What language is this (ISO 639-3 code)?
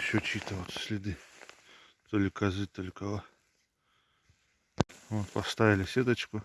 rus